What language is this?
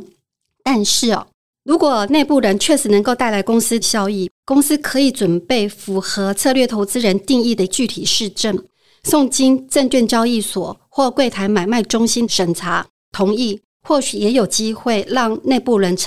Chinese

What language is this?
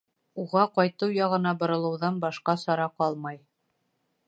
Bashkir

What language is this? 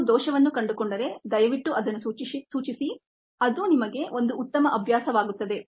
Kannada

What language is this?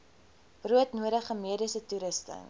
Afrikaans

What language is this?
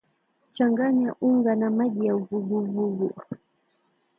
Swahili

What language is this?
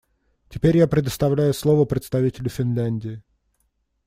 Russian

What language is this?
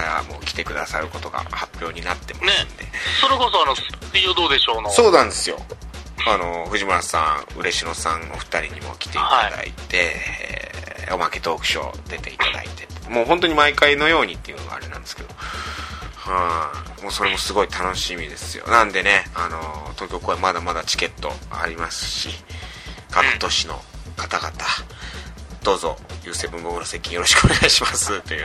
Japanese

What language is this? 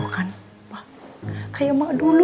Indonesian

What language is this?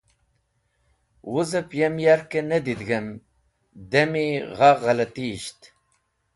Wakhi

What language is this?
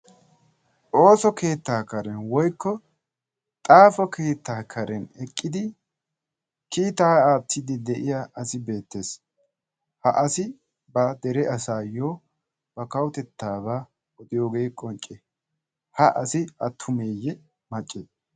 Wolaytta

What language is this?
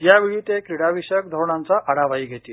Marathi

